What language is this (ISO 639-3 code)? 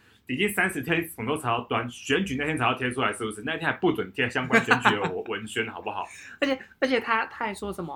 zho